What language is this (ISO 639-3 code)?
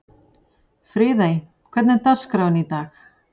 isl